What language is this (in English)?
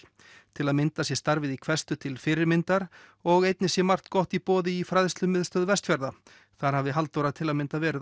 Icelandic